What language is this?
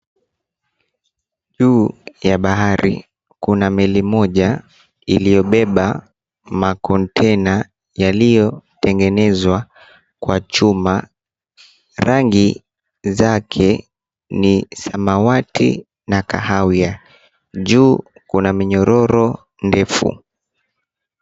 Swahili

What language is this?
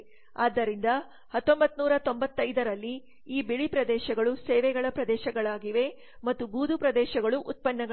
Kannada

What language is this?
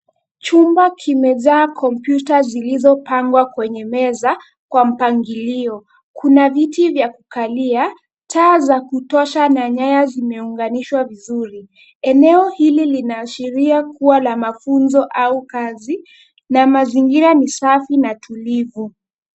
Swahili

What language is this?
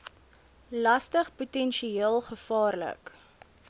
Afrikaans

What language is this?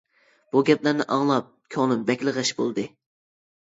Uyghur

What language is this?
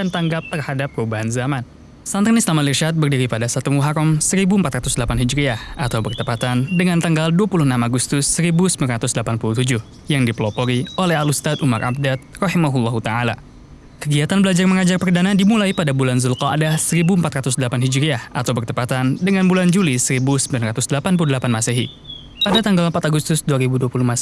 Indonesian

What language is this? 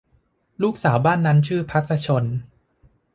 Thai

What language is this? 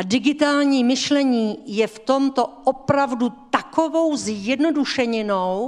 Czech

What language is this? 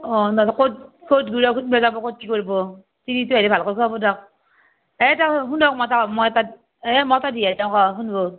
Assamese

